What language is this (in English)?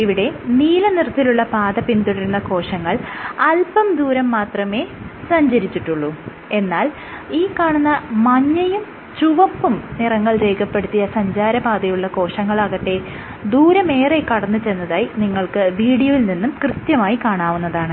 Malayalam